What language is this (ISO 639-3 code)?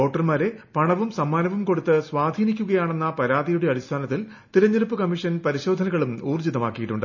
mal